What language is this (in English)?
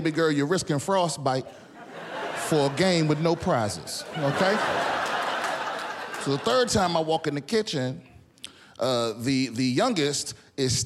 Slovak